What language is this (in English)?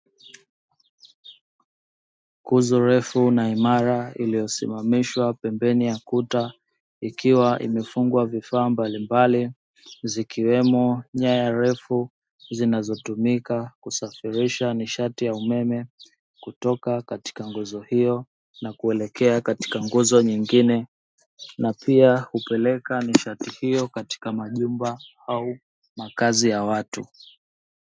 Swahili